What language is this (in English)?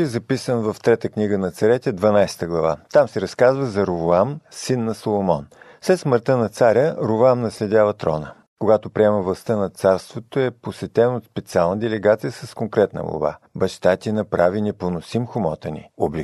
Bulgarian